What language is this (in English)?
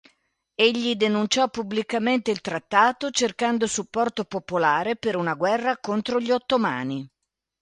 Italian